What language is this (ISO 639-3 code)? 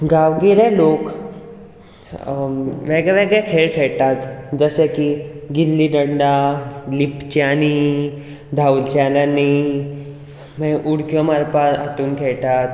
kok